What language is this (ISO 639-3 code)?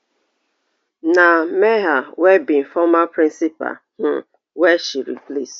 pcm